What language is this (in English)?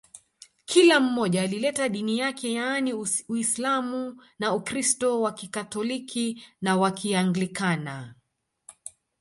Swahili